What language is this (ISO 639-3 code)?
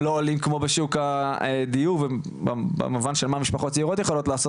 heb